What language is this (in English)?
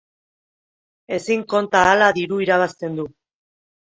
Basque